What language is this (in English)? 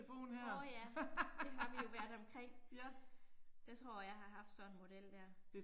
Danish